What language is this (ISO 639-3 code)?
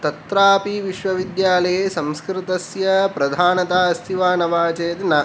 san